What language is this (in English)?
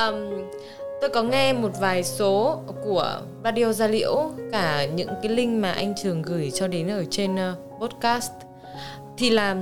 Vietnamese